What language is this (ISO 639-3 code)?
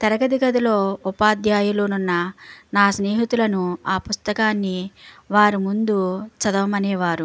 tel